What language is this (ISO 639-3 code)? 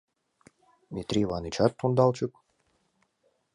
chm